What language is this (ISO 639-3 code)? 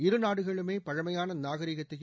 tam